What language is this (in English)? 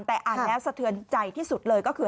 Thai